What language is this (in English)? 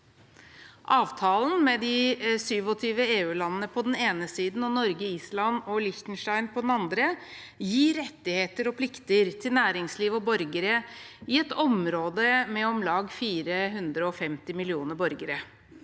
Norwegian